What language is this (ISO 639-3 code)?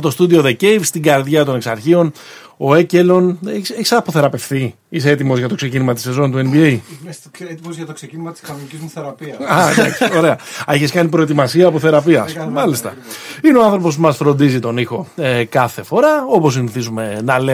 ell